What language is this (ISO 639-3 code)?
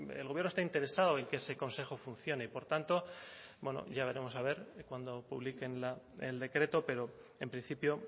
spa